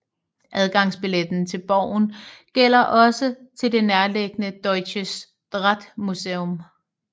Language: Danish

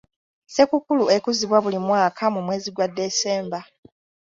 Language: Ganda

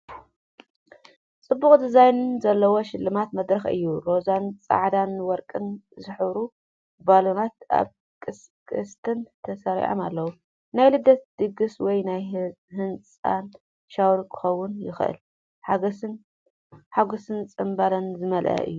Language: Tigrinya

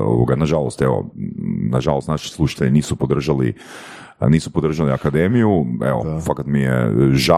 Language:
Croatian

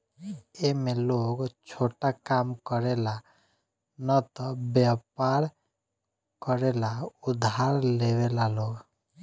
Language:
Bhojpuri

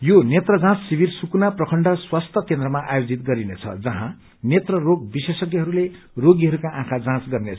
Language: Nepali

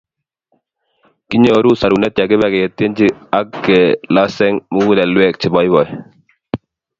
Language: Kalenjin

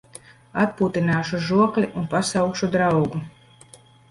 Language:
Latvian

